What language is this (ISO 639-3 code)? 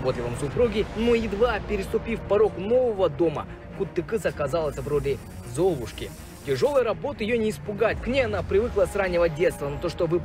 rus